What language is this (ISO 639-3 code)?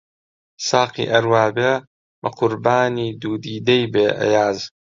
ckb